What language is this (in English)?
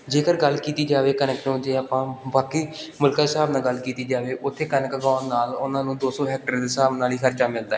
Punjabi